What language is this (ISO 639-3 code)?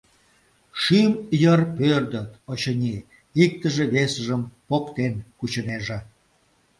chm